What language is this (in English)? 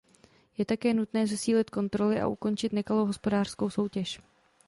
Czech